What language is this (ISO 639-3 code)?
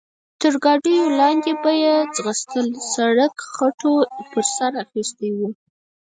pus